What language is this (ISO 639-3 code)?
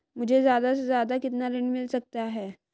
hin